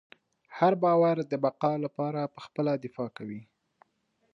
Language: Pashto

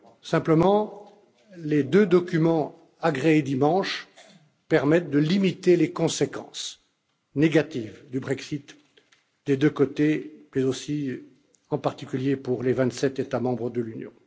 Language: French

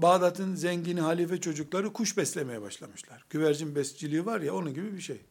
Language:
Turkish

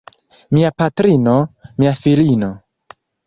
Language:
Esperanto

